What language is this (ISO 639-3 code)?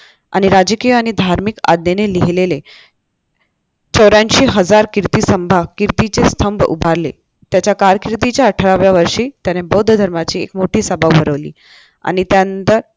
mar